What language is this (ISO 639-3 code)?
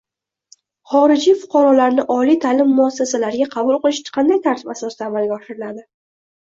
uzb